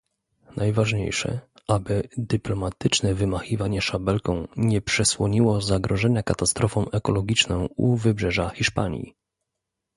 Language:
Polish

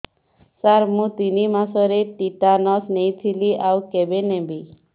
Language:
Odia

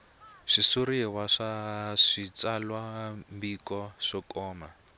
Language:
Tsonga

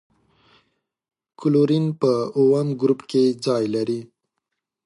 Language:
Pashto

